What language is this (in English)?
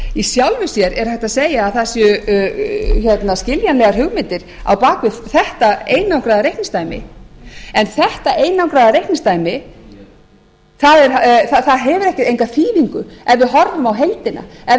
Icelandic